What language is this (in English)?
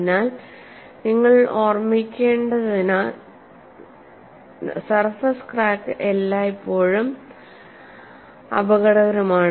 Malayalam